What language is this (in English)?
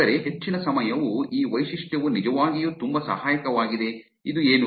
Kannada